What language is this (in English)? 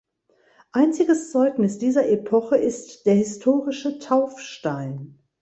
German